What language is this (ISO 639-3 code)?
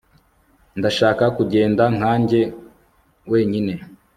kin